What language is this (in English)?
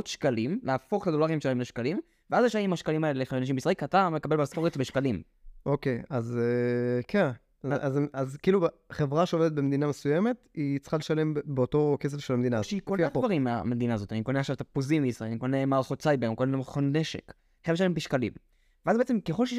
Hebrew